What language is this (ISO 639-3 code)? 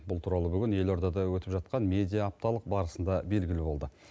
kaz